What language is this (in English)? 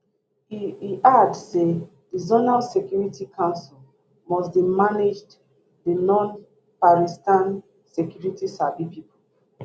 Nigerian Pidgin